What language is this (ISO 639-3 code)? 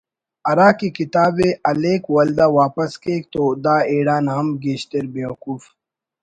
brh